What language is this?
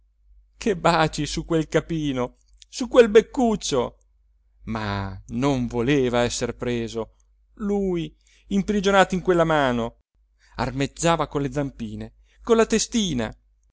Italian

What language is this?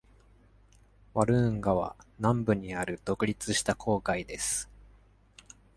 Japanese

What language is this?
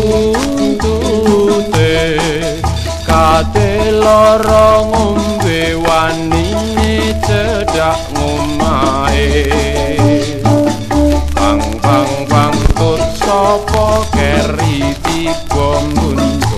Thai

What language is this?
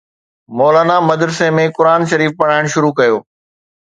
Sindhi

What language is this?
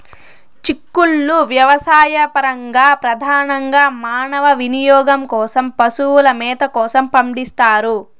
Telugu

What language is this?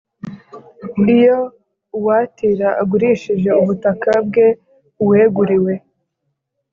Kinyarwanda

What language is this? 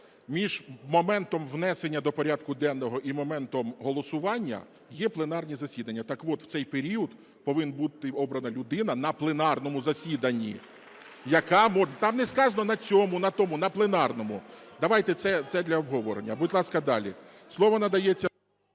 Ukrainian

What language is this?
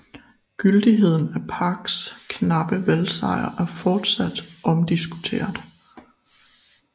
Danish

